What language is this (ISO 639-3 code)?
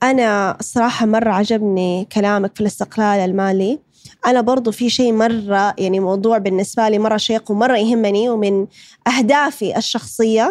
ara